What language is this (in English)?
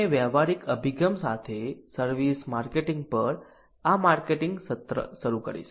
Gujarati